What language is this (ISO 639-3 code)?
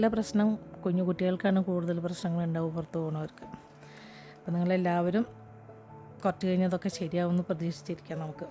mal